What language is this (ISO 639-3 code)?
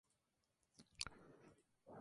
spa